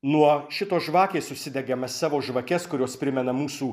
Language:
Lithuanian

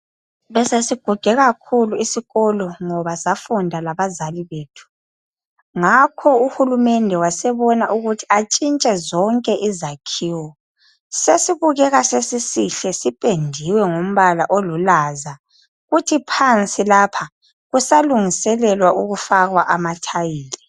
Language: North Ndebele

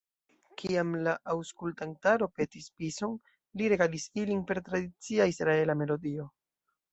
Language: Esperanto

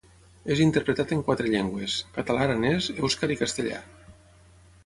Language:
Catalan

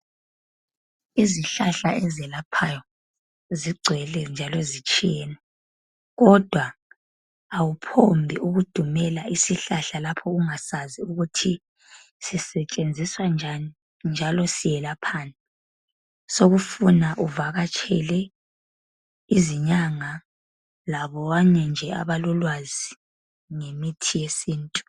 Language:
North Ndebele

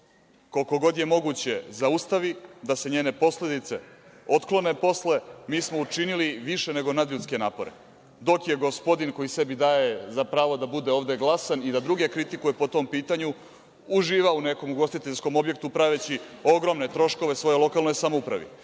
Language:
Serbian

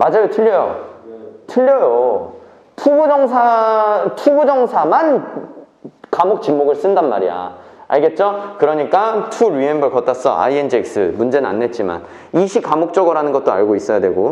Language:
Korean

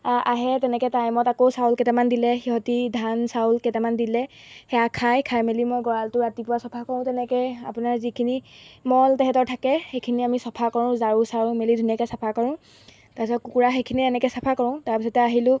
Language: Assamese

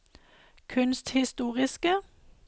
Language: Norwegian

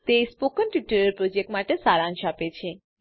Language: Gujarati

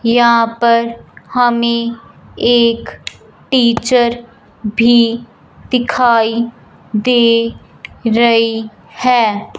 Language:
Hindi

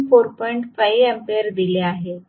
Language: Marathi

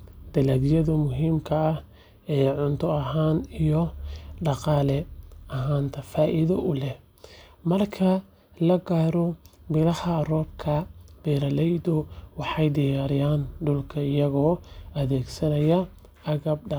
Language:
Somali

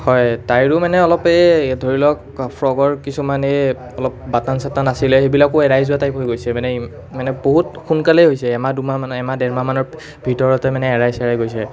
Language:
Assamese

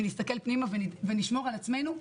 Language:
Hebrew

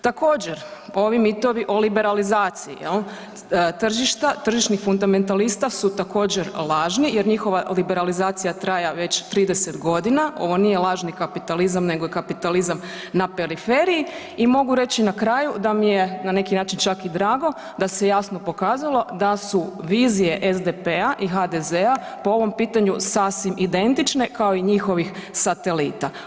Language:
Croatian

